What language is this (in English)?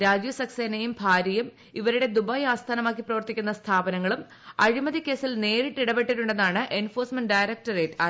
Malayalam